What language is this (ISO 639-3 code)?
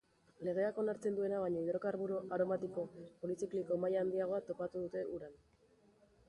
eus